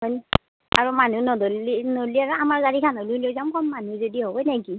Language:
Assamese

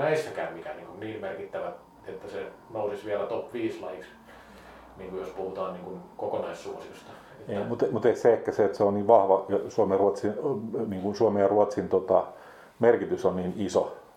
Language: Finnish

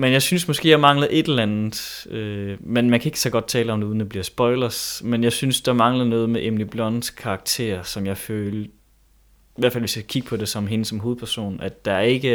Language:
Danish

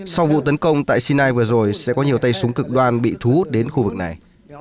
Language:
Vietnamese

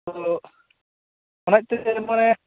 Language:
Santali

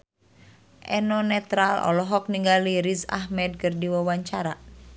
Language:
Sundanese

